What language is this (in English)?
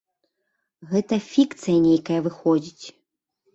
Belarusian